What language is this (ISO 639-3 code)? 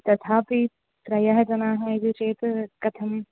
san